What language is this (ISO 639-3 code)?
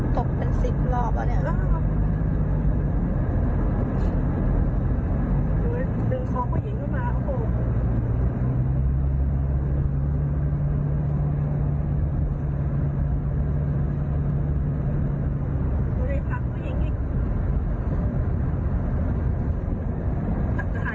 tha